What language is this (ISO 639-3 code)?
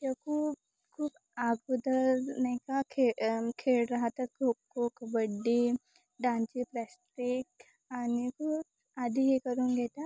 mar